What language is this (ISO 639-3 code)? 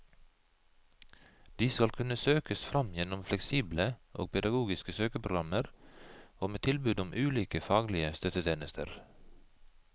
nor